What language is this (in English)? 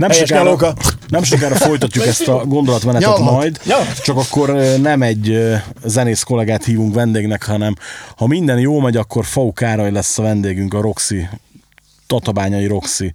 Hungarian